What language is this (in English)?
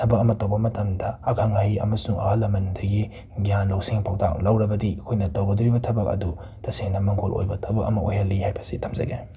Manipuri